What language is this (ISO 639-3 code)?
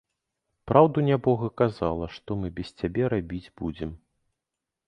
bel